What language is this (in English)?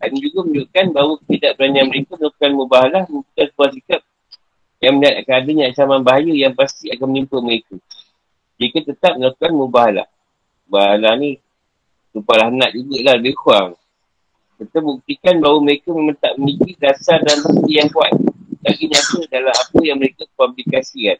Malay